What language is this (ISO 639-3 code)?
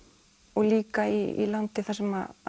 isl